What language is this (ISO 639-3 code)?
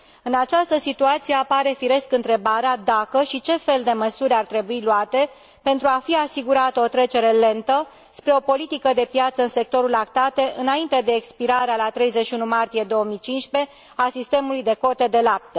ron